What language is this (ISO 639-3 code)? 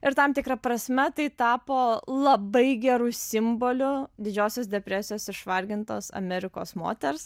lit